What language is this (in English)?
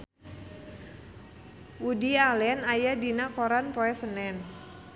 Sundanese